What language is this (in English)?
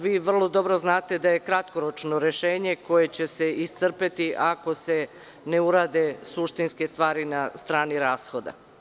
Serbian